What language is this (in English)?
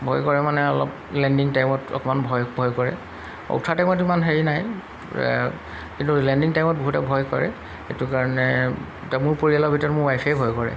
Assamese